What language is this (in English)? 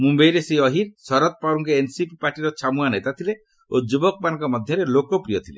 Odia